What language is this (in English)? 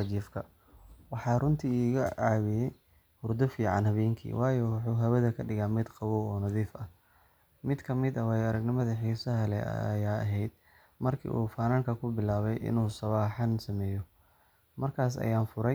Somali